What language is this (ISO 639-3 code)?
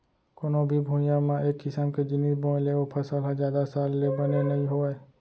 hne